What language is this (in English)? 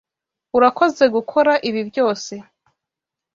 Kinyarwanda